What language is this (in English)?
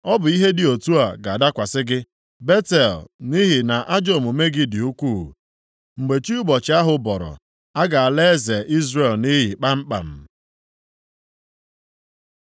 Igbo